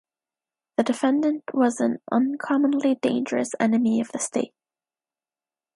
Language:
English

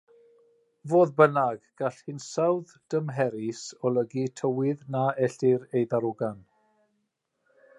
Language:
Welsh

